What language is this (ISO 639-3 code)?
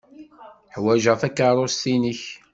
kab